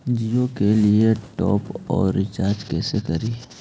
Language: Magahi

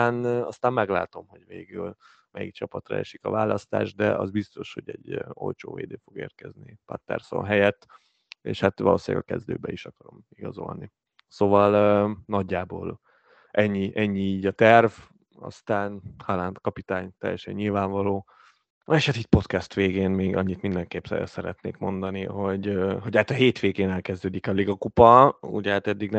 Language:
Hungarian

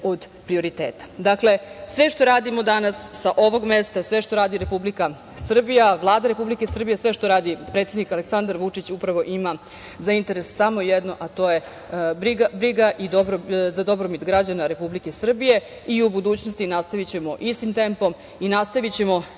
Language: Serbian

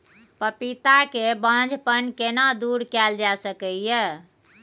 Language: Maithili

